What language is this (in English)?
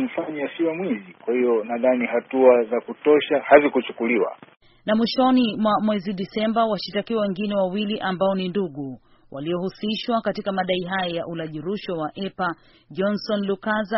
Swahili